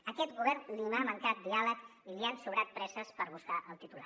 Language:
Catalan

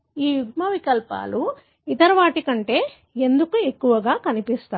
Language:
Telugu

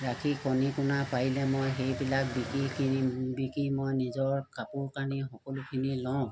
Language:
Assamese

